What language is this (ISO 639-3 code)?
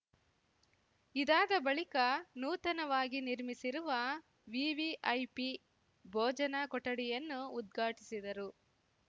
kan